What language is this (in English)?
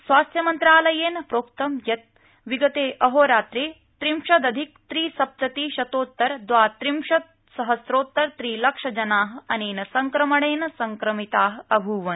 Sanskrit